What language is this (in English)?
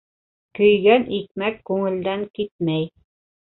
Bashkir